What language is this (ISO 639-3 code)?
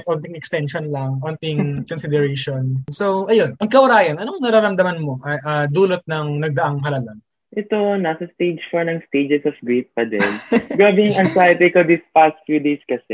fil